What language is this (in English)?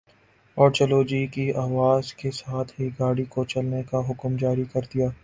Urdu